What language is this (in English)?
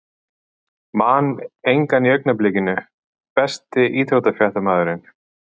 Icelandic